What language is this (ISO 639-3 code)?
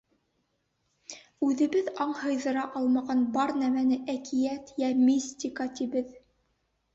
bak